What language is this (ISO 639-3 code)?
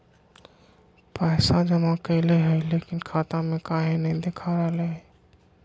mag